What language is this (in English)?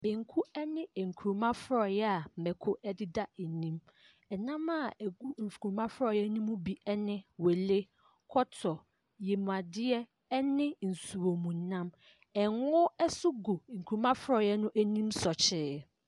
Akan